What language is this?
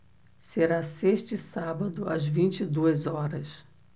Portuguese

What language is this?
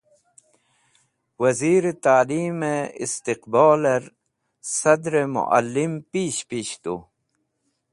Wakhi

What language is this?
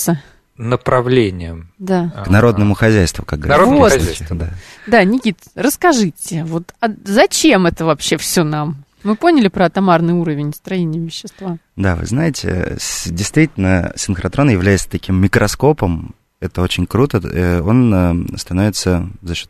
Russian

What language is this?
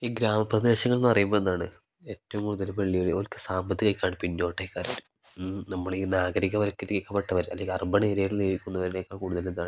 Malayalam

